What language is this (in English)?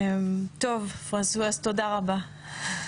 Hebrew